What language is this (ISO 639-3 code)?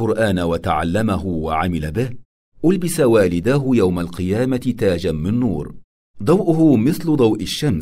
ara